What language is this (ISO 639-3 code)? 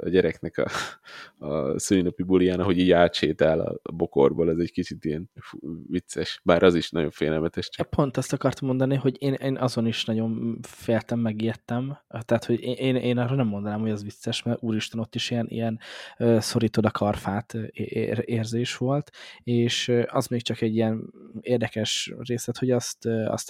hun